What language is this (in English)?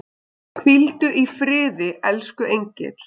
Icelandic